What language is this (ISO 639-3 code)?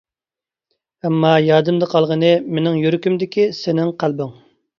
uig